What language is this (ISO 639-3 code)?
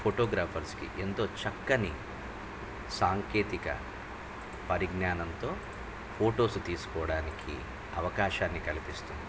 tel